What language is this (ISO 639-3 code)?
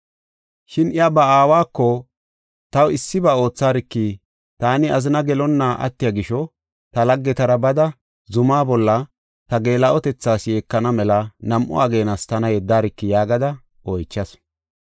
gof